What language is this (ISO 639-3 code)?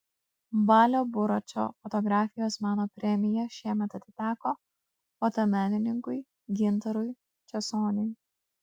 lit